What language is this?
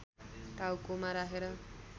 Nepali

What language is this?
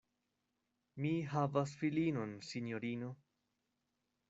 Esperanto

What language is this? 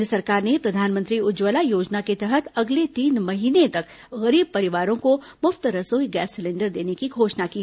Hindi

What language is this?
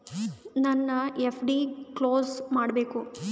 Kannada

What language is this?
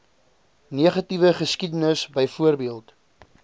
Afrikaans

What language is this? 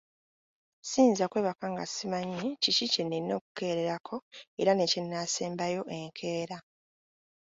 Ganda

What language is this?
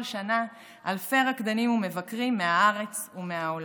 Hebrew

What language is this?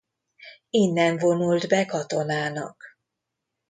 Hungarian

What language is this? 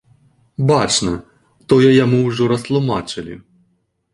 Belarusian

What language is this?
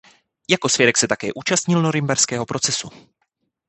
Czech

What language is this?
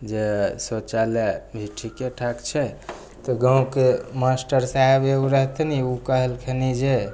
Maithili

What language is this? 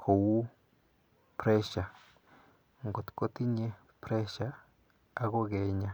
Kalenjin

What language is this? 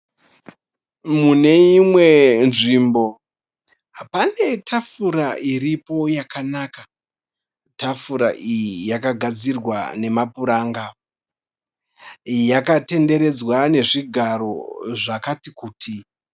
Shona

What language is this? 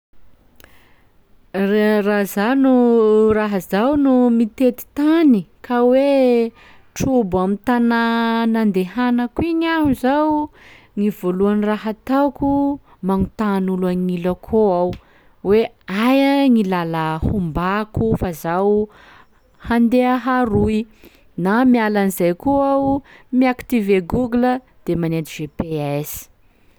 Sakalava Malagasy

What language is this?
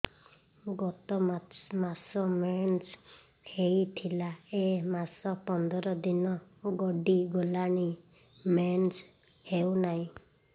Odia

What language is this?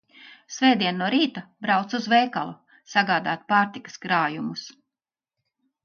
Latvian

